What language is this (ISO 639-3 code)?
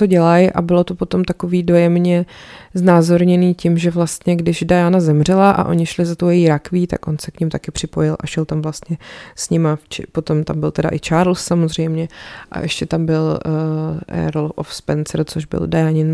ces